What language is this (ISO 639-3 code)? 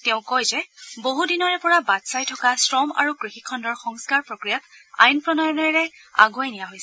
asm